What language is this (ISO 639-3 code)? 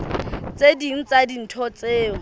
sot